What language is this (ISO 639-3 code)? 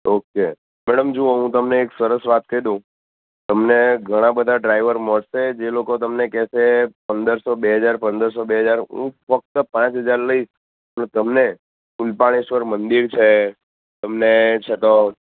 guj